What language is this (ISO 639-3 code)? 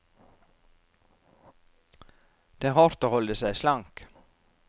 nor